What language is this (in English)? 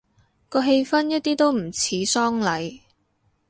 Cantonese